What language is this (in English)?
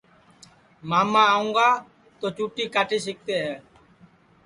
Sansi